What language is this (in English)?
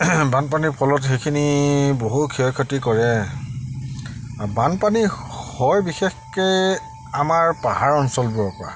Assamese